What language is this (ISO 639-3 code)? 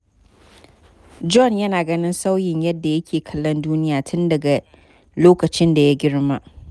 hau